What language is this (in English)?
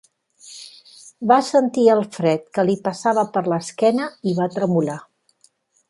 Catalan